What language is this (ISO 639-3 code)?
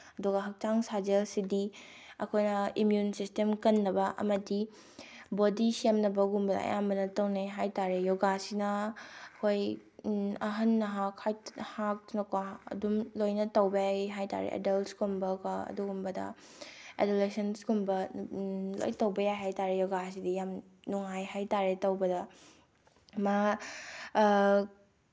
mni